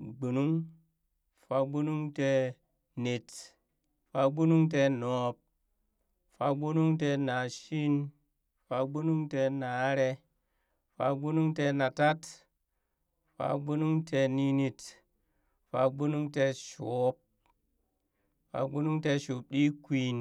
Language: Burak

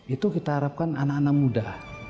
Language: Indonesian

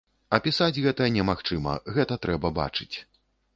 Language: Belarusian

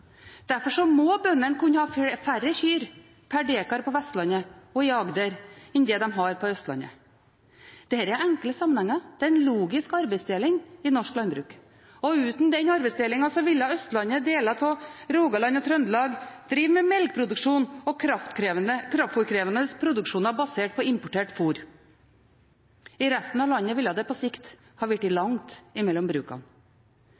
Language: Norwegian Bokmål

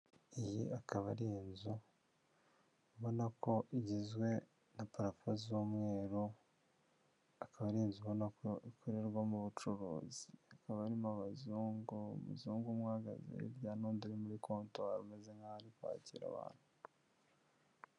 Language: Kinyarwanda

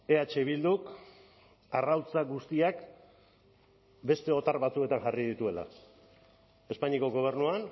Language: Basque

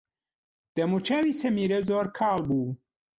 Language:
Central Kurdish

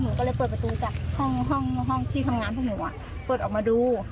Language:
Thai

